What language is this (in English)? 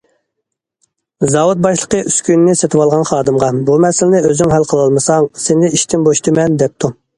Uyghur